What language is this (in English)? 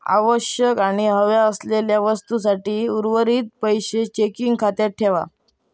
Marathi